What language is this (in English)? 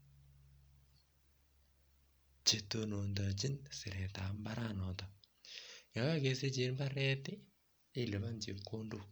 Kalenjin